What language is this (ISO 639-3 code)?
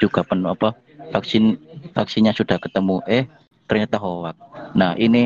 ind